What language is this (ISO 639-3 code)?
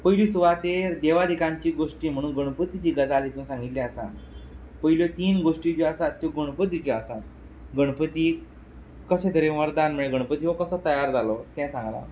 kok